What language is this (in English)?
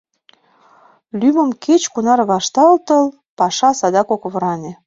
Mari